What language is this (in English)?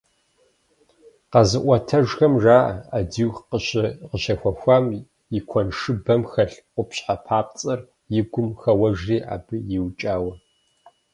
Kabardian